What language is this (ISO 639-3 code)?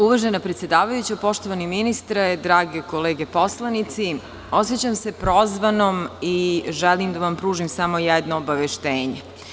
srp